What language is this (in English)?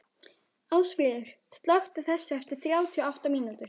Icelandic